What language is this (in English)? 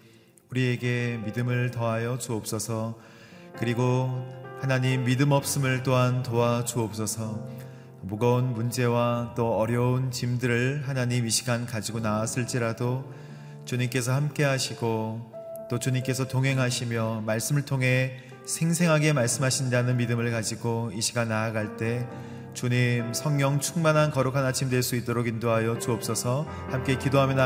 Korean